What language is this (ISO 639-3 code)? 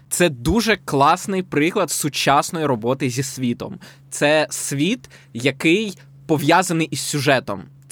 ukr